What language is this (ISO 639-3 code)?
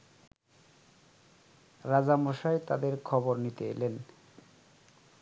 ben